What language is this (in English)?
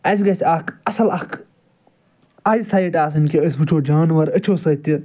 Kashmiri